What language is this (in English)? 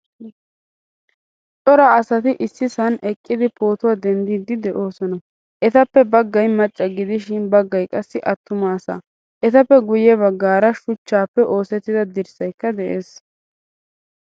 Wolaytta